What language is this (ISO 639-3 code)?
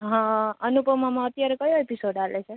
guj